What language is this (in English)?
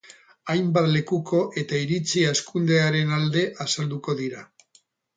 Basque